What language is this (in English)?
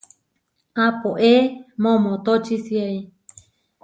Huarijio